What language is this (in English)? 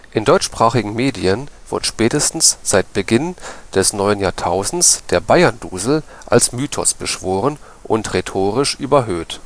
German